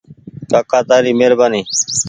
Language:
Goaria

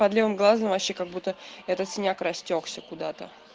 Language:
Russian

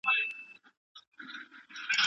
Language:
Pashto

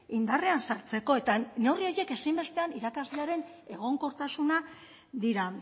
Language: Basque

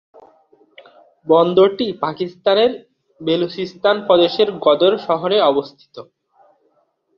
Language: Bangla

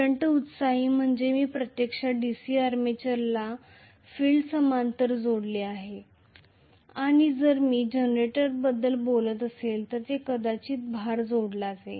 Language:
Marathi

